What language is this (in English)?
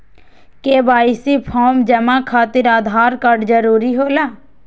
Magahi